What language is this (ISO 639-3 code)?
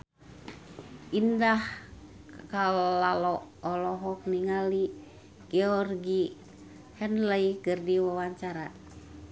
sun